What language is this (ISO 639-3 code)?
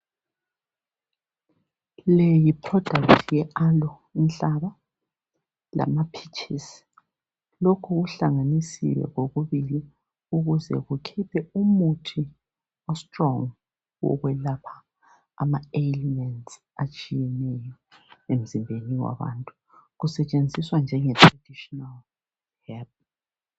nde